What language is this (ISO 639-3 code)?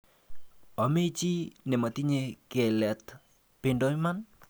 kln